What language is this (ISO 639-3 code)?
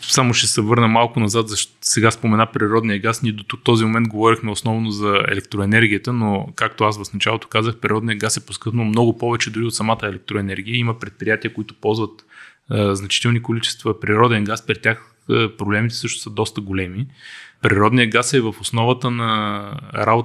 bul